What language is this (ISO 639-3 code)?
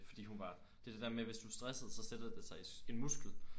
dan